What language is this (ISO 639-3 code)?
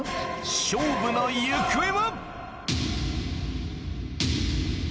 jpn